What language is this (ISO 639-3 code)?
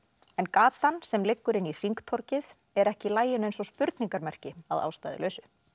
isl